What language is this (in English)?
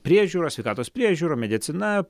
Lithuanian